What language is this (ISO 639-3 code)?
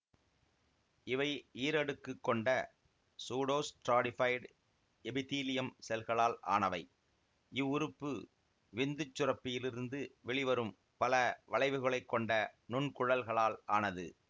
tam